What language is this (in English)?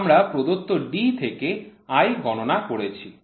Bangla